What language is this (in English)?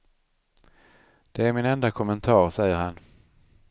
Swedish